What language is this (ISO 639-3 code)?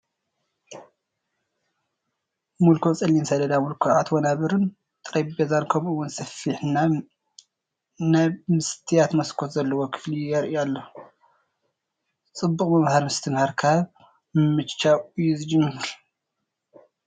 tir